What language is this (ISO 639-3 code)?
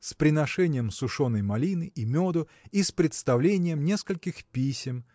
rus